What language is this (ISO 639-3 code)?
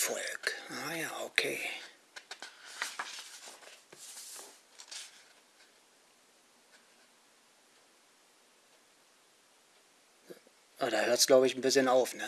deu